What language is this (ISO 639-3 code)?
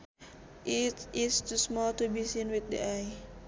sun